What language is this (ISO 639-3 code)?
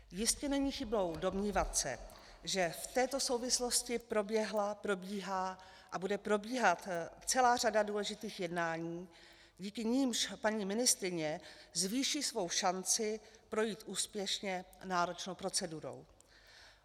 ces